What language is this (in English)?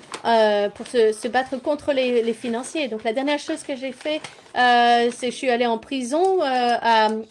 French